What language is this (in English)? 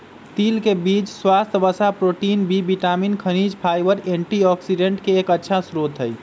Magahi